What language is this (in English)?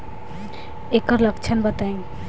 Bhojpuri